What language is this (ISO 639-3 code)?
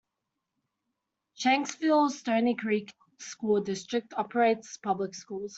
eng